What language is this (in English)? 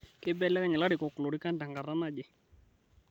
Masai